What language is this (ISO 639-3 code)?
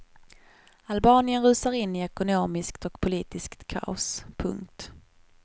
swe